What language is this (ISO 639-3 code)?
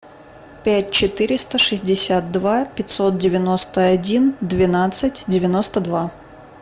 rus